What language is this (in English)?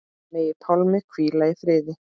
Icelandic